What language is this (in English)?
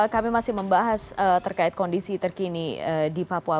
Indonesian